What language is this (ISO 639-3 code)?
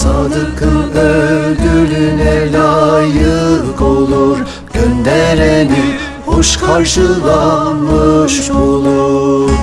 tur